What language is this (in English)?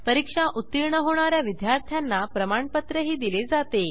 Marathi